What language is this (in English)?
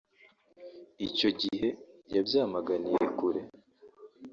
Kinyarwanda